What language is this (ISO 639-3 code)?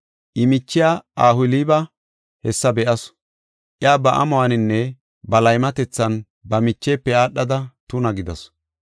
gof